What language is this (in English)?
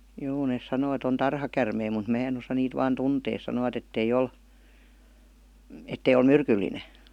Finnish